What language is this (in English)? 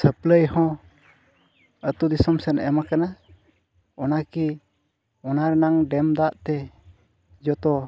Santali